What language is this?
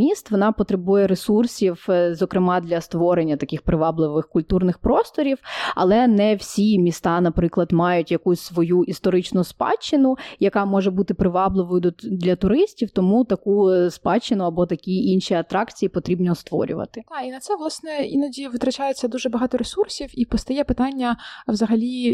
Ukrainian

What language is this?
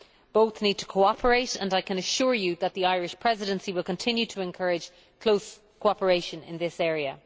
English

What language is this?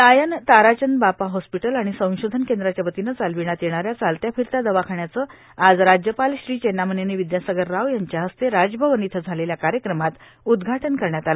Marathi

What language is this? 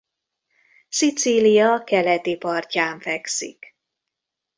Hungarian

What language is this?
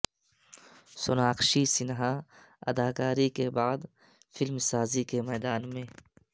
Urdu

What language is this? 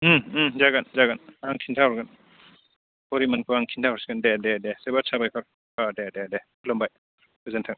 Bodo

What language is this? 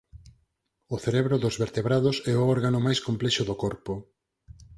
Galician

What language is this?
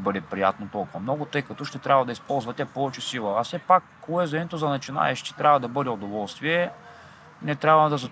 Bulgarian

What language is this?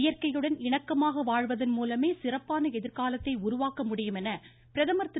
Tamil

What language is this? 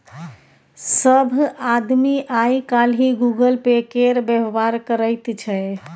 Maithili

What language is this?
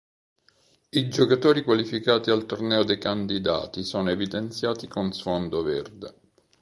Italian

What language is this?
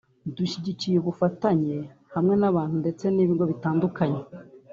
Kinyarwanda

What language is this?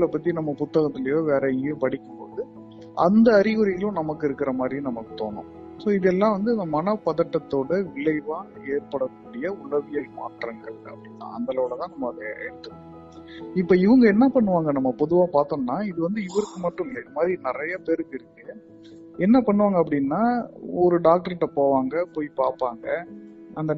Tamil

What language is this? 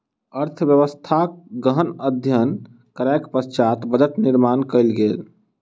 Maithili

